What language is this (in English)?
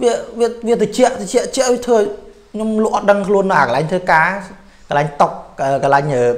Thai